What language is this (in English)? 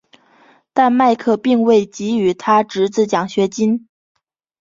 Chinese